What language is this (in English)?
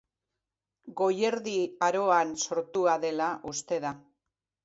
Basque